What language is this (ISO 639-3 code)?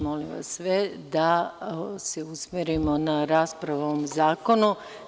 srp